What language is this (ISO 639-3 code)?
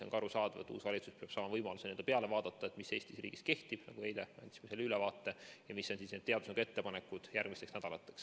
est